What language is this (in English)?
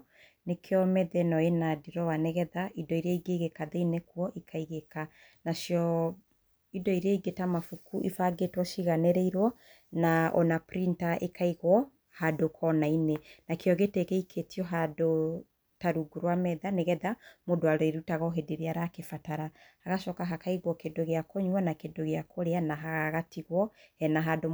Kikuyu